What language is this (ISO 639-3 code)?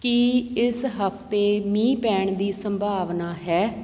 pan